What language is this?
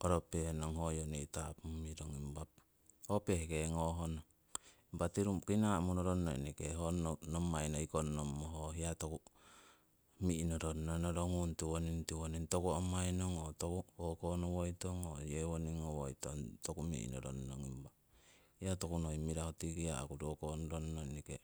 Siwai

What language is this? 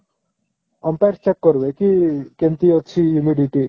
Odia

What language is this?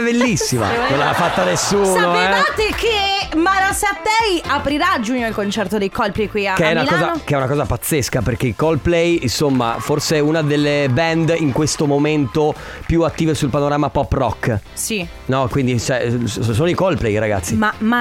Italian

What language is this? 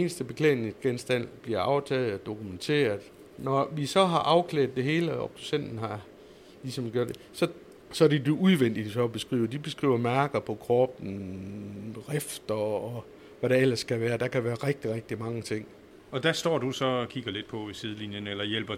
Danish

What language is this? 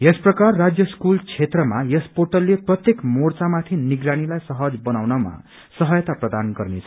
Nepali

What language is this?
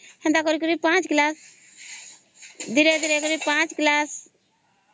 Odia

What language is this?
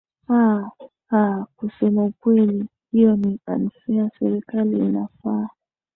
Swahili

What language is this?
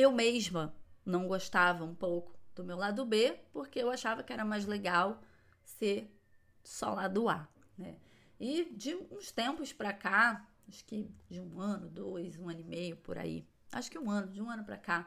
Portuguese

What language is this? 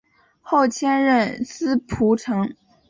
Chinese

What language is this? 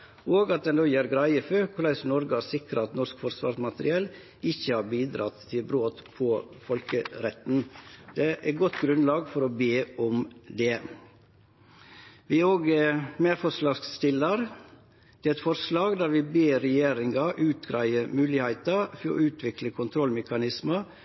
Norwegian Nynorsk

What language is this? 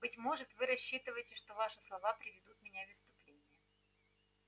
Russian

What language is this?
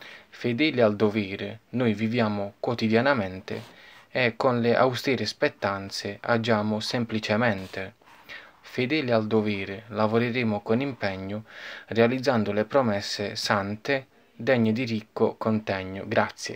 Italian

